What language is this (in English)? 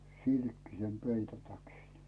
Finnish